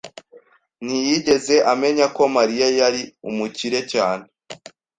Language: Kinyarwanda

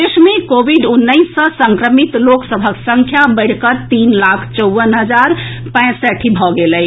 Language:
Maithili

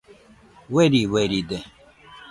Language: Nüpode Huitoto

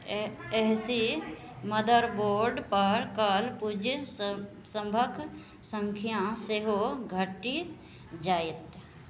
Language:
Maithili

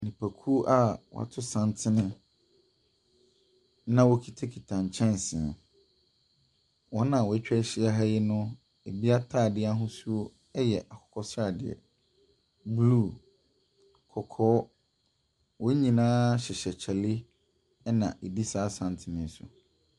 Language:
Akan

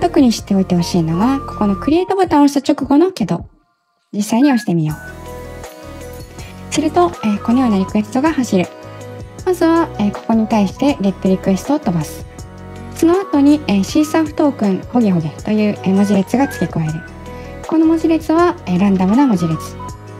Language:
Japanese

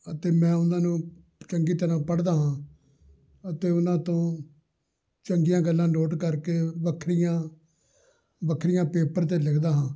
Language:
Punjabi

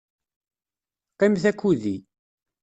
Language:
Kabyle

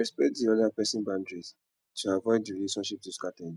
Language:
Nigerian Pidgin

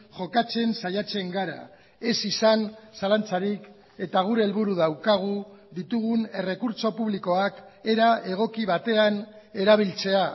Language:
Basque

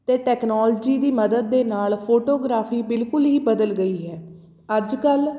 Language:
Punjabi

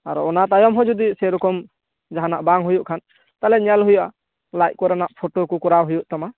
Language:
Santali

